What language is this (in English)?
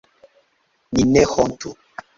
Esperanto